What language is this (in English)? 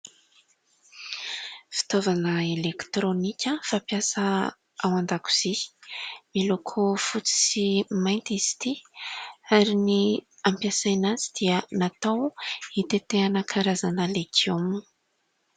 Malagasy